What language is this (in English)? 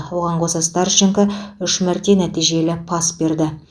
Kazakh